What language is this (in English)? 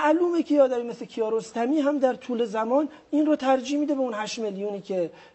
Persian